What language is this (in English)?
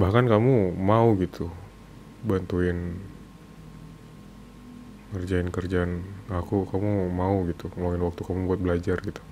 Indonesian